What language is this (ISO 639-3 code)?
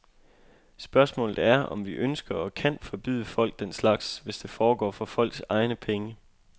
dan